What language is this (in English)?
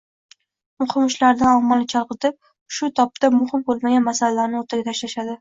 Uzbek